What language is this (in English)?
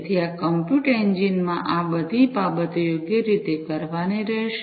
Gujarati